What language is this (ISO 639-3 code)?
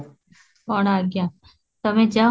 ori